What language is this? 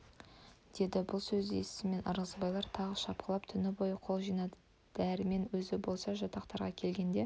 Kazakh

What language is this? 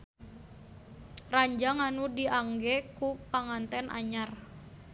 Sundanese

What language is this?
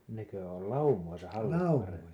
Finnish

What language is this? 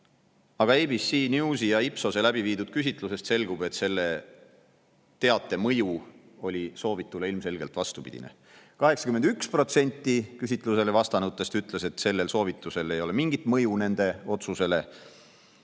Estonian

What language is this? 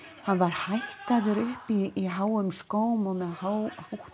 Icelandic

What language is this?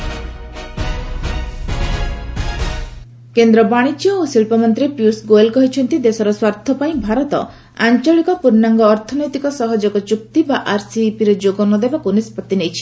Odia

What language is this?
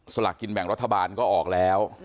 Thai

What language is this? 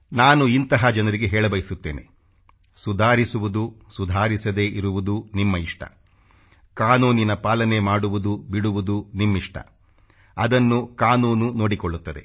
Kannada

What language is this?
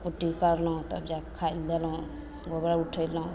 Maithili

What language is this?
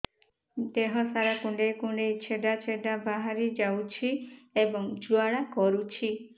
Odia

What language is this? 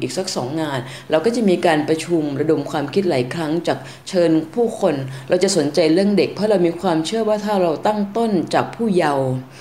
Thai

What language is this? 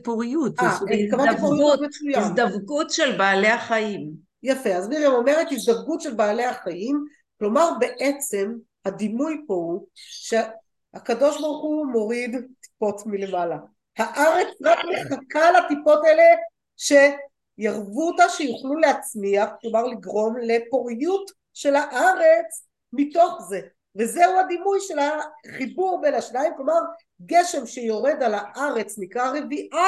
Hebrew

